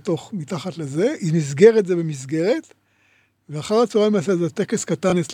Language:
Hebrew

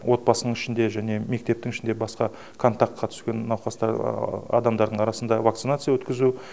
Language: Kazakh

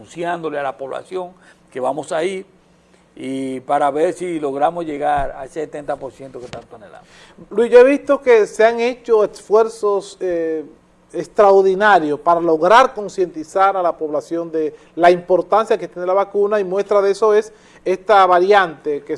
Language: Spanish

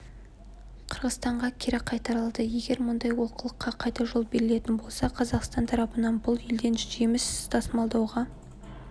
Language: Kazakh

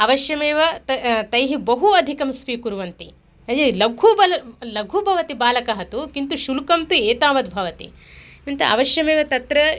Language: Sanskrit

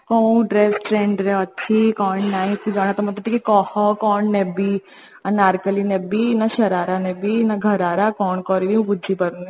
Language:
Odia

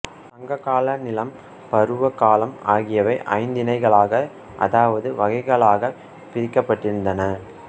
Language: Tamil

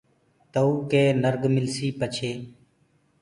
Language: Gurgula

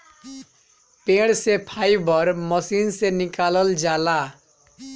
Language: Bhojpuri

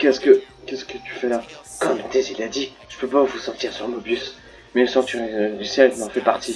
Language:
French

